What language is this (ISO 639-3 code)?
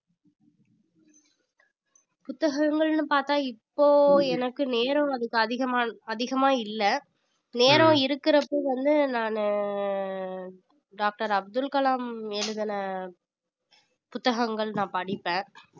tam